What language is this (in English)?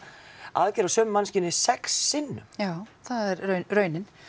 Icelandic